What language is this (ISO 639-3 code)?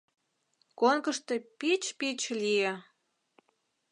chm